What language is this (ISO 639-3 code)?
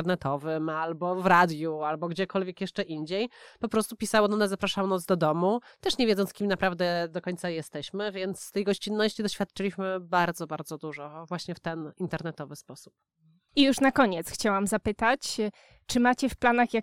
pol